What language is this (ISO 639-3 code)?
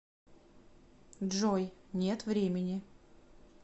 rus